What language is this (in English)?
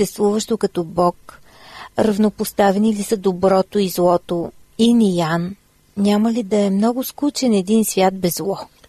Bulgarian